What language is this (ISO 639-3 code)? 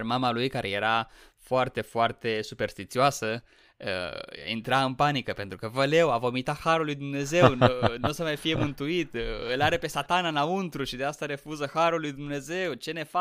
ron